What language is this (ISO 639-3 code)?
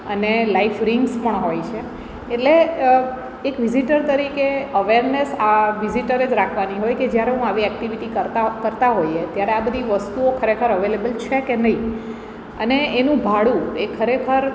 guj